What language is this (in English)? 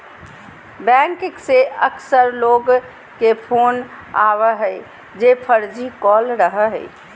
Magahi